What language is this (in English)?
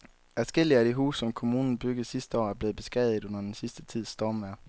Danish